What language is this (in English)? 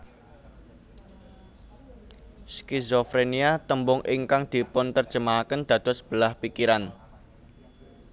Javanese